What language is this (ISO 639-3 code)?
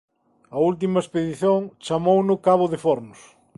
glg